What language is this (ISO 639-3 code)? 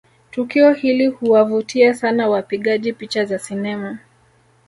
swa